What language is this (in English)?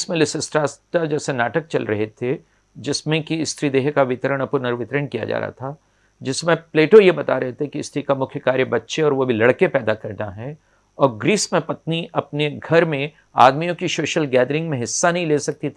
Hindi